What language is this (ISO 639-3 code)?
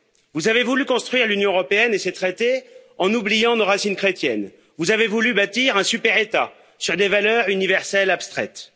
fra